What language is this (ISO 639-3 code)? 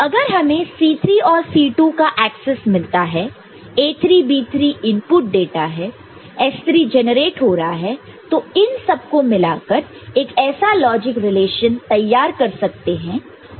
hin